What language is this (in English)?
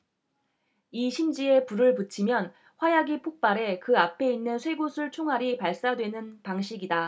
Korean